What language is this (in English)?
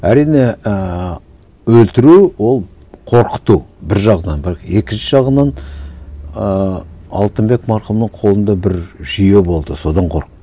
Kazakh